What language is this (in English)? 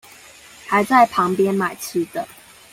Chinese